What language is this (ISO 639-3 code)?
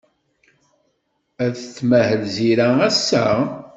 kab